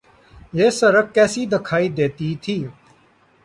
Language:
Urdu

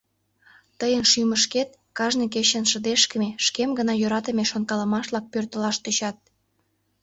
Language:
Mari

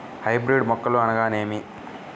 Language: Telugu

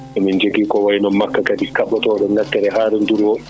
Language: Fula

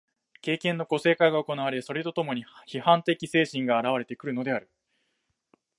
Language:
Japanese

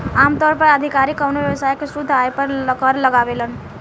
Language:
Bhojpuri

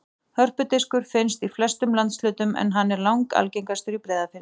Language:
Icelandic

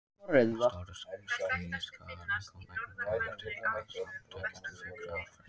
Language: Icelandic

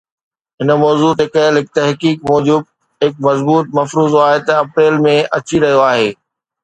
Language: Sindhi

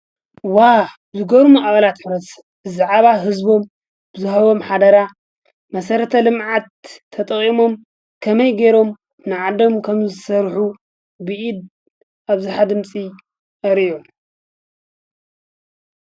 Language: Tigrinya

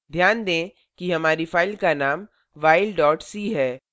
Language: Hindi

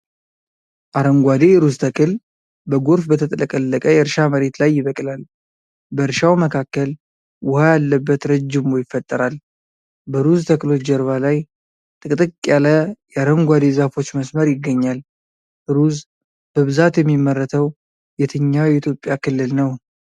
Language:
Amharic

